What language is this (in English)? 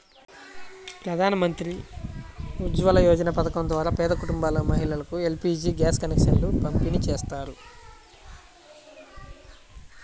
Telugu